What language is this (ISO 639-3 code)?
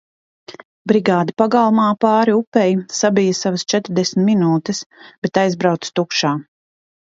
lav